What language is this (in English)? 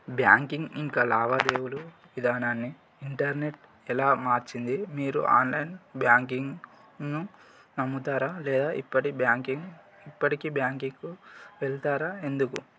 Telugu